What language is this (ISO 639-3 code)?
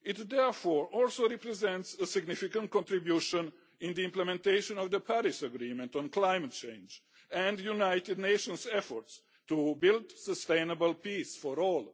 eng